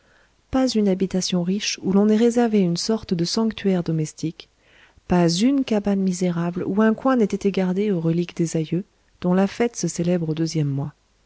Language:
French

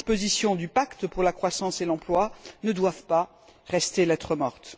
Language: French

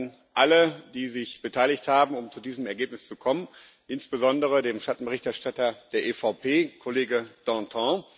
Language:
German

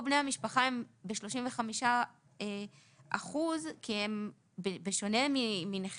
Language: Hebrew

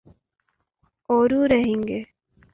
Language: Urdu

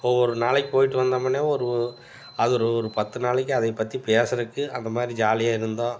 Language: Tamil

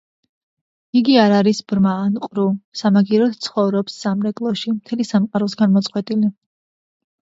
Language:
Georgian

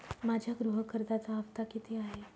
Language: Marathi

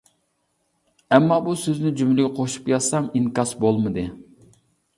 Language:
Uyghur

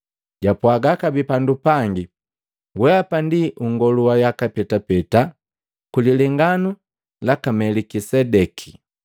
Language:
Matengo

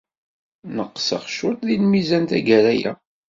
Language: Kabyle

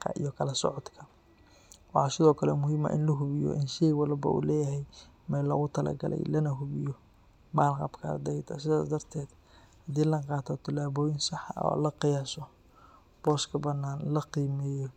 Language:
Somali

